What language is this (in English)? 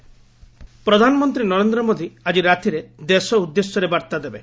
Odia